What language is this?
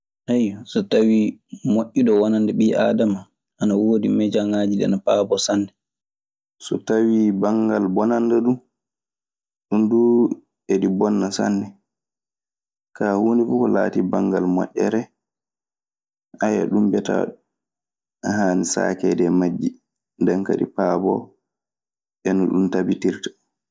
Maasina Fulfulde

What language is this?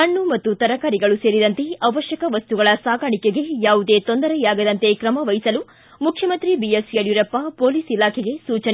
Kannada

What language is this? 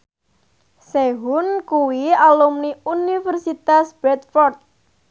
Javanese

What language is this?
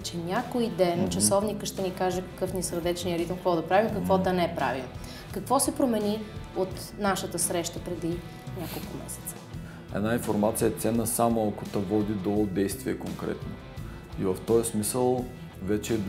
Bulgarian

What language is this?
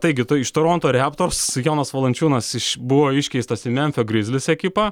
Lithuanian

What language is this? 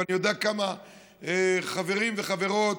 Hebrew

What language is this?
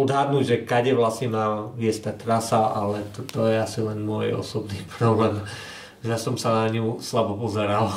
Slovak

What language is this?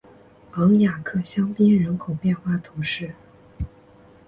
Chinese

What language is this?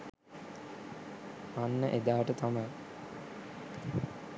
Sinhala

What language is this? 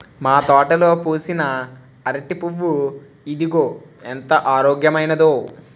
Telugu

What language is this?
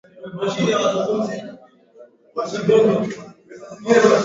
Swahili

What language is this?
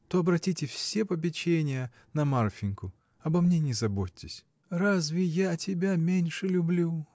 Russian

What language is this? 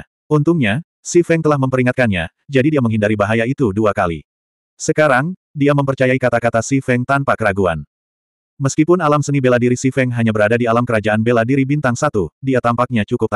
Indonesian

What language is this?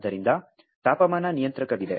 Kannada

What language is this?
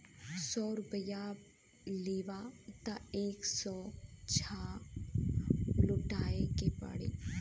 Bhojpuri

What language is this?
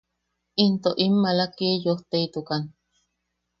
Yaqui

